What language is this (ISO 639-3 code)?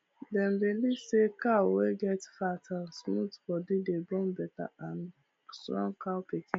pcm